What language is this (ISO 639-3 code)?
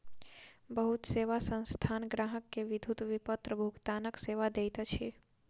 mai